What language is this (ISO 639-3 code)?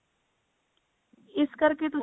pan